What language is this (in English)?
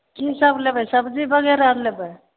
Maithili